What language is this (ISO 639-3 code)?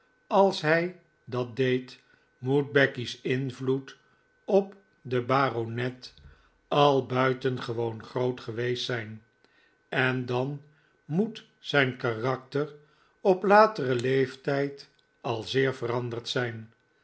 nld